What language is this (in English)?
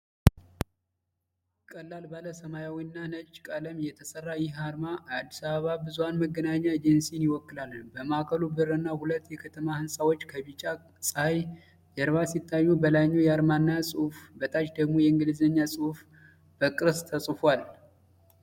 Amharic